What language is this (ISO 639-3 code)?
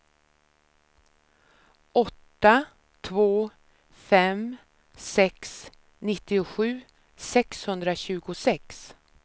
swe